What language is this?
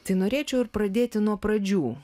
Lithuanian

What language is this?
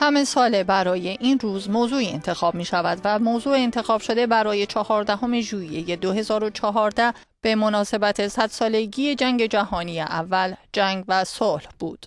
Persian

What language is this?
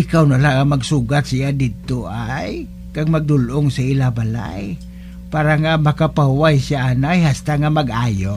Filipino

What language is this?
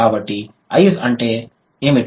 Telugu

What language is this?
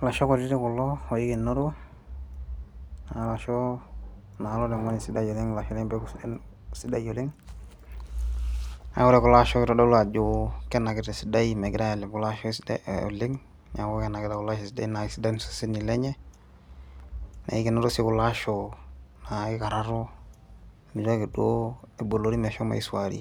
Masai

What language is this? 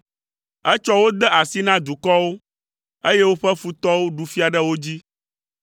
Ewe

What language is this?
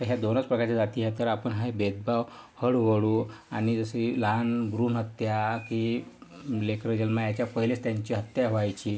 Marathi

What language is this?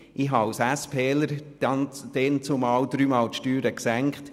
Swiss German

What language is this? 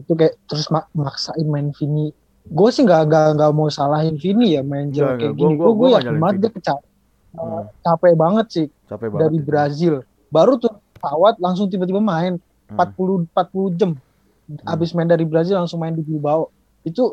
Indonesian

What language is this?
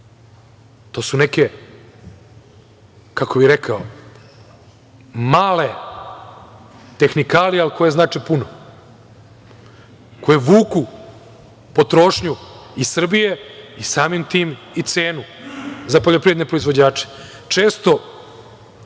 Serbian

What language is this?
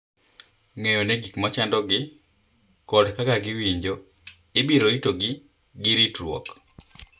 Luo (Kenya and Tanzania)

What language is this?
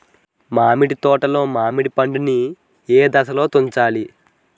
Telugu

